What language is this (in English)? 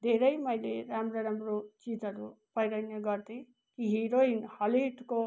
Nepali